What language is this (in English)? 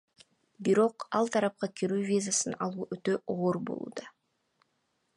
Kyrgyz